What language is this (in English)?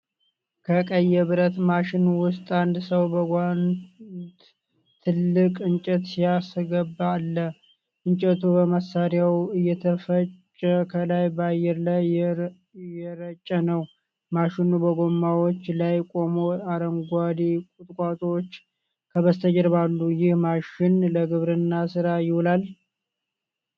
Amharic